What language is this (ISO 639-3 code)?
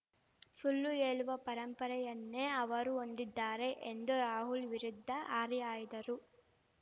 kan